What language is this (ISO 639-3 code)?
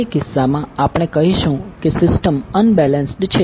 guj